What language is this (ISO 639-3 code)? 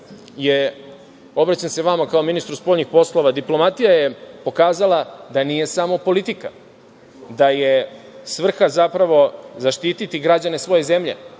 srp